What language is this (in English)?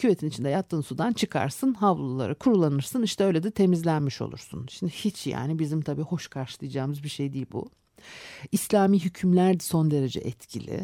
Turkish